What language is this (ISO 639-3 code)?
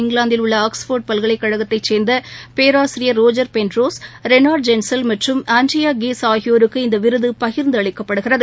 tam